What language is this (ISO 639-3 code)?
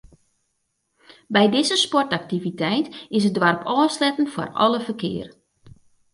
fry